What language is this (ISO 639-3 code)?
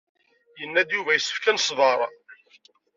kab